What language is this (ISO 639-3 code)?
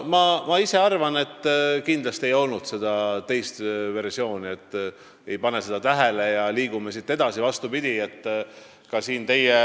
est